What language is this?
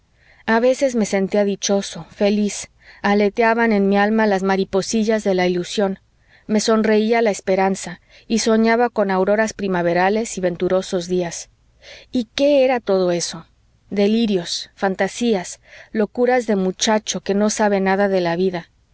Spanish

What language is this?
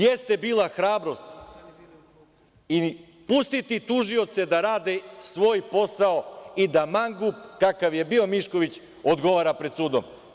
Serbian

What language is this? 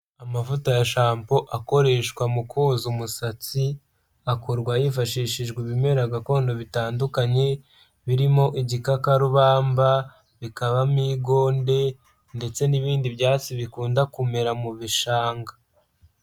Kinyarwanda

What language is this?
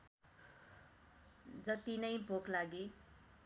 Nepali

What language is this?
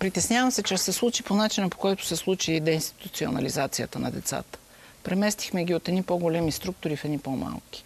Bulgarian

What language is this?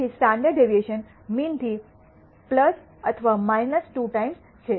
Gujarati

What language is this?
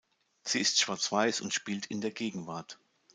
German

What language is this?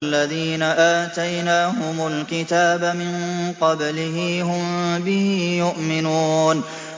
Arabic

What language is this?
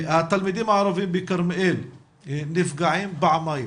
Hebrew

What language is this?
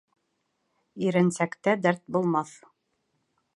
Bashkir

